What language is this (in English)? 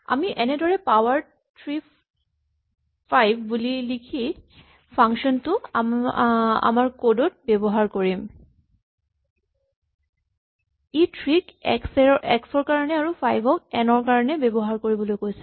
Assamese